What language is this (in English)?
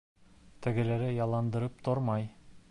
Bashkir